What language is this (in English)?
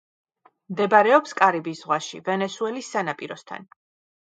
Georgian